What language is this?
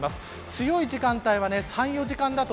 Japanese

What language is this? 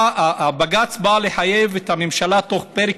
Hebrew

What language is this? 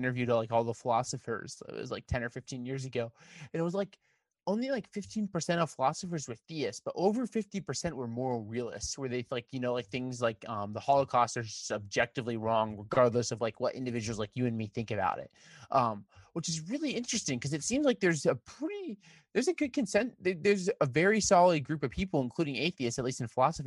English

